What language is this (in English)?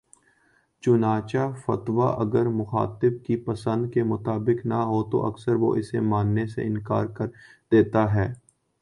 Urdu